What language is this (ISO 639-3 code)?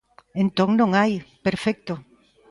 glg